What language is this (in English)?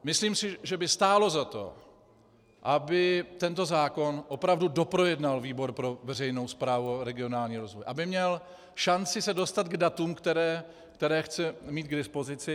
Czech